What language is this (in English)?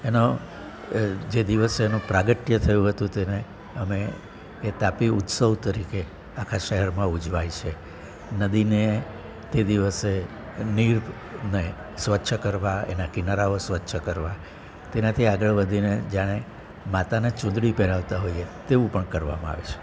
Gujarati